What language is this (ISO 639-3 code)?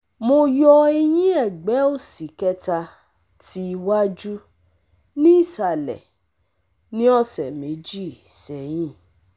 yor